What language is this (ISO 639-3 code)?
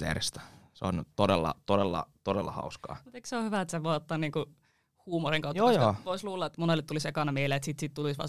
fin